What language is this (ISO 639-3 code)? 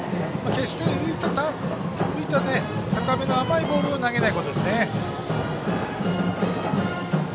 jpn